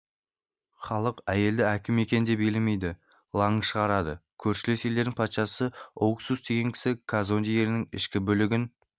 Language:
Kazakh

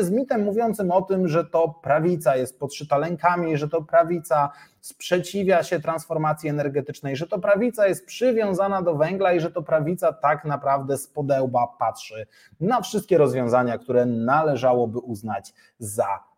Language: Polish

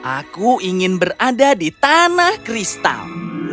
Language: Indonesian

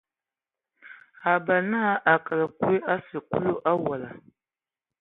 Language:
Ewondo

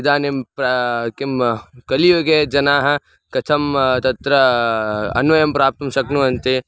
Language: Sanskrit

